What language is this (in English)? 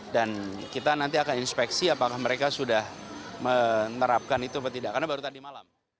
Indonesian